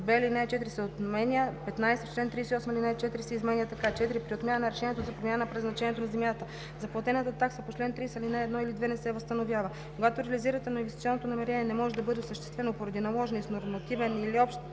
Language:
Bulgarian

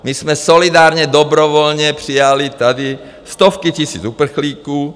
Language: Czech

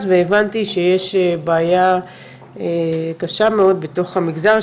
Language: Hebrew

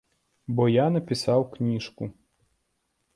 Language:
Belarusian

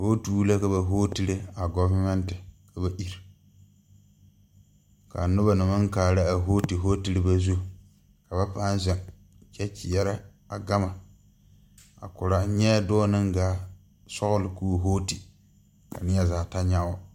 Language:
Southern Dagaare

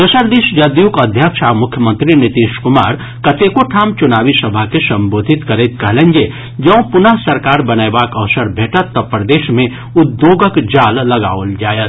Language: Maithili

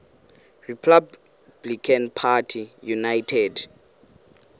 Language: Xhosa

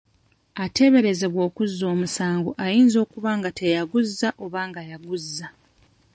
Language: Ganda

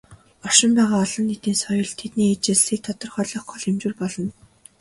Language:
Mongolian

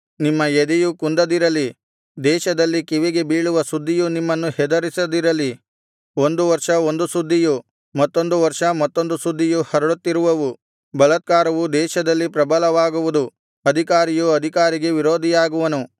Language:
Kannada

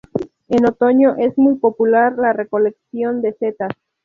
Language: Spanish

